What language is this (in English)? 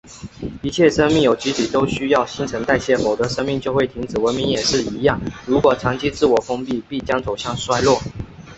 Chinese